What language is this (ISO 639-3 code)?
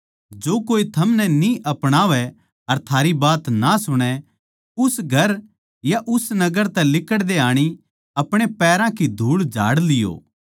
bgc